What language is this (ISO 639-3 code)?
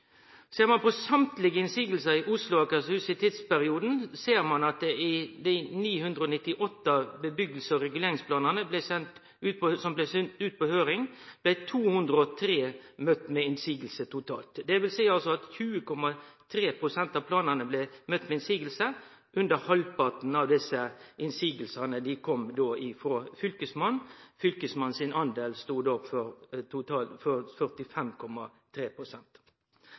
nno